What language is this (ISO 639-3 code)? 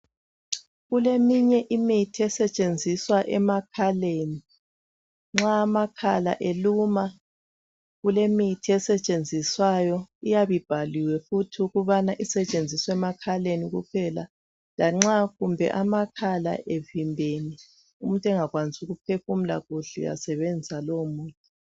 nde